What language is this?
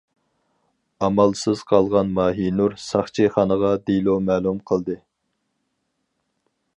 Uyghur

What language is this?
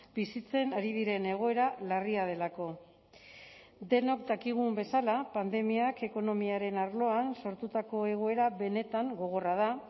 Basque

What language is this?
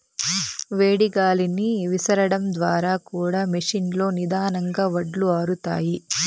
Telugu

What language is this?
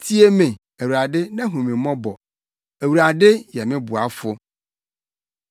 Akan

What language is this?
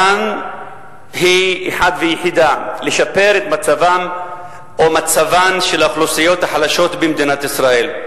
Hebrew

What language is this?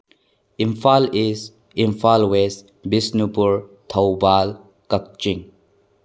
Manipuri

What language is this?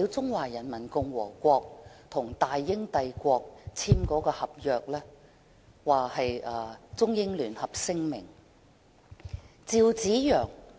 Cantonese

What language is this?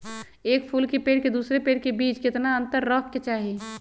Magahi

